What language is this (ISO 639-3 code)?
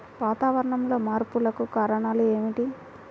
tel